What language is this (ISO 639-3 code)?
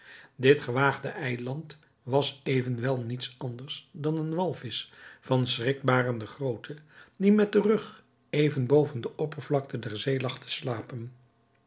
nld